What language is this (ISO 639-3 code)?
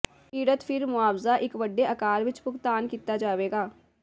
pan